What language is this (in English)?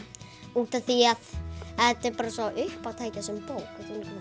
Icelandic